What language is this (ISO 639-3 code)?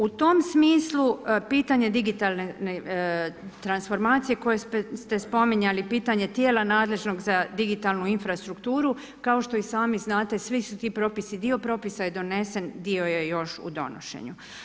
hrv